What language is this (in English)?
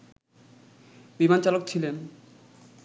Bangla